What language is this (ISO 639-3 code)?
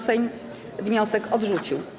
pol